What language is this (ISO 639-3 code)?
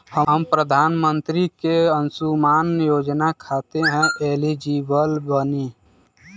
bho